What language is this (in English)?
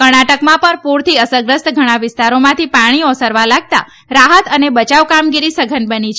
Gujarati